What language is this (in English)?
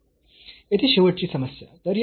Marathi